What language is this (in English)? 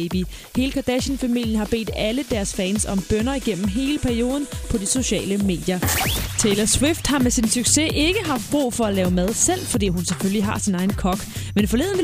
Danish